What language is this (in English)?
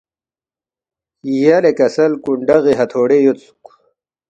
Balti